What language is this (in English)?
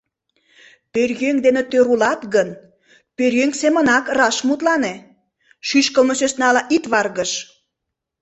Mari